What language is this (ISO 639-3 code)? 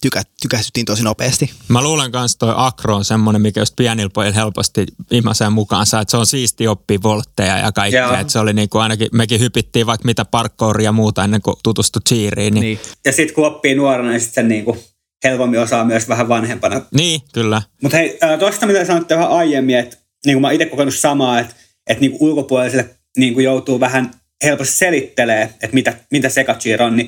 fin